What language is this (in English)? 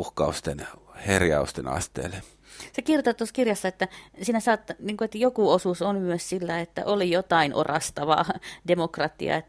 Finnish